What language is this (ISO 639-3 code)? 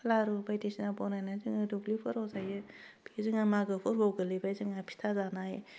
brx